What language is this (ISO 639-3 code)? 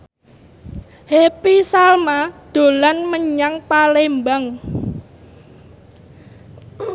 jav